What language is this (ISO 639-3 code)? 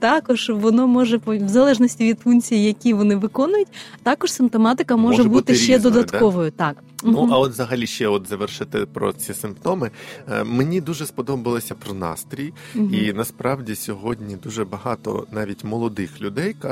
ukr